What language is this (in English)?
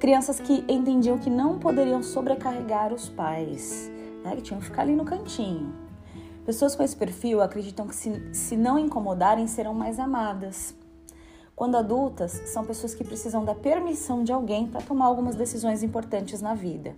Portuguese